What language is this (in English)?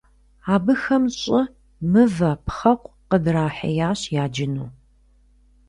Kabardian